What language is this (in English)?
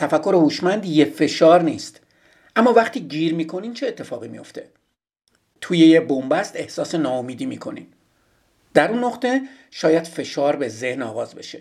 Persian